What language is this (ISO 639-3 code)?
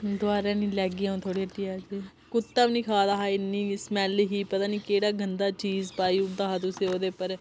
doi